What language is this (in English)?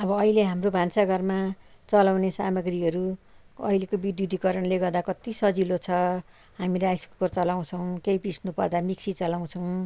Nepali